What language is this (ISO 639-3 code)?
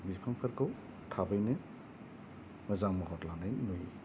brx